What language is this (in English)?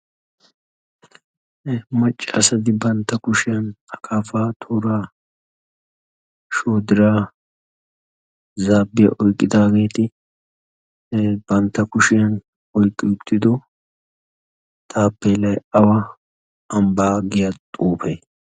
Wolaytta